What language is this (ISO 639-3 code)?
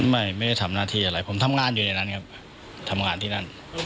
tha